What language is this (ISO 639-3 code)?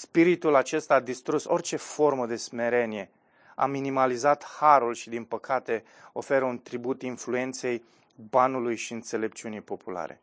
ron